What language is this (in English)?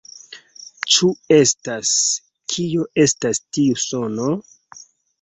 Esperanto